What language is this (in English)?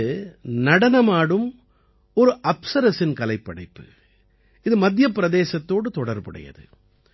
Tamil